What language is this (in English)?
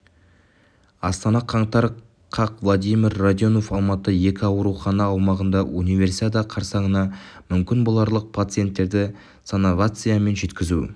Kazakh